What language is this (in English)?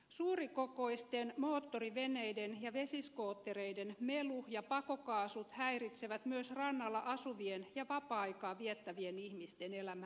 Finnish